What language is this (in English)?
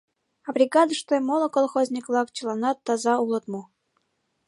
Mari